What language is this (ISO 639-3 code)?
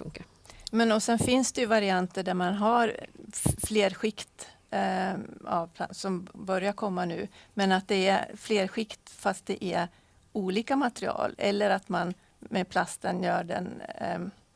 swe